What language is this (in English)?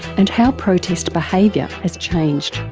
English